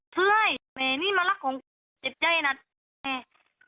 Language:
Thai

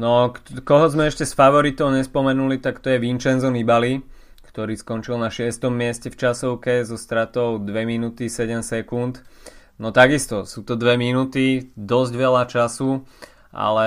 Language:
Slovak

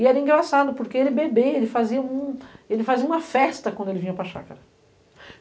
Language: Portuguese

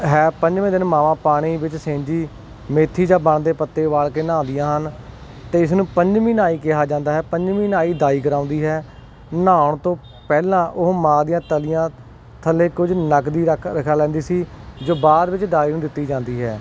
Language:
Punjabi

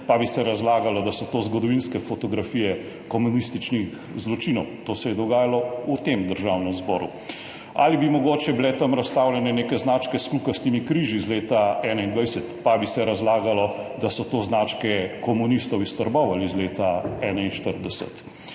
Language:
Slovenian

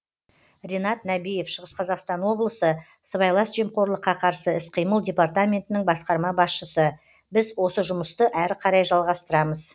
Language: Kazakh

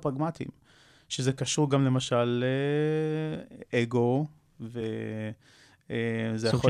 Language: Hebrew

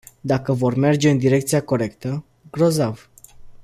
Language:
Romanian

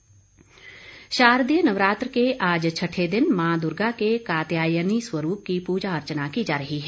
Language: Hindi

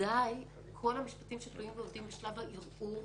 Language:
Hebrew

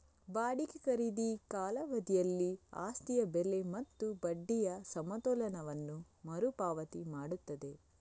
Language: Kannada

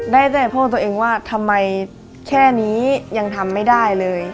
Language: Thai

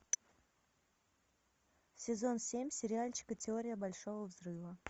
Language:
Russian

